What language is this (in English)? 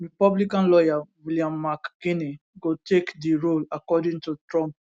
Nigerian Pidgin